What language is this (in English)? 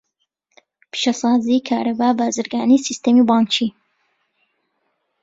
Central Kurdish